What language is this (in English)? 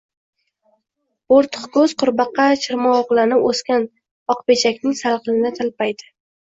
Uzbek